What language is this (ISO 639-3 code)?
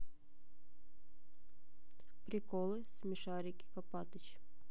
rus